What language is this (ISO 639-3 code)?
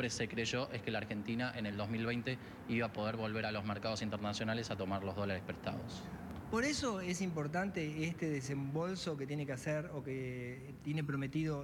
spa